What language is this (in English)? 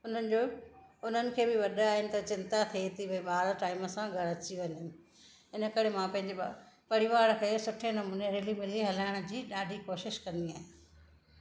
Sindhi